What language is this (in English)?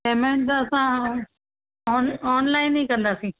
Sindhi